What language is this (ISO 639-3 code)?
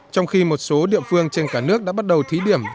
vie